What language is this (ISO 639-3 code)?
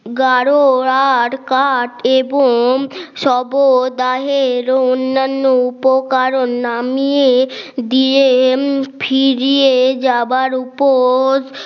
ben